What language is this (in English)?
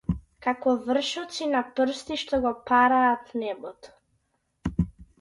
Macedonian